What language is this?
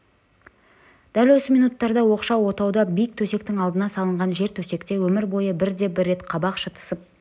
Kazakh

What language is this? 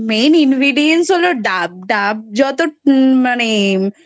Bangla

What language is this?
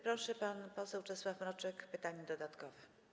Polish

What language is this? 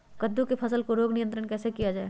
Magahi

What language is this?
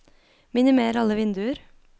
Norwegian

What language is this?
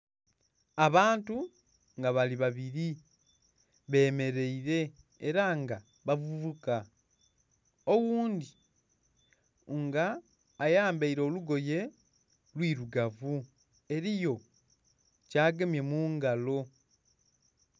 Soga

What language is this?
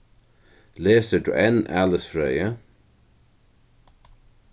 Faroese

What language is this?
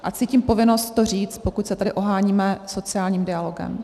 Czech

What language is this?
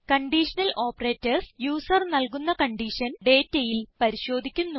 Malayalam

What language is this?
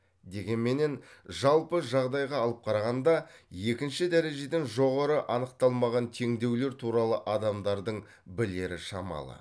Kazakh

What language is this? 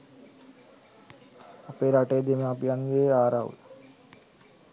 Sinhala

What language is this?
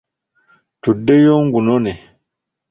Ganda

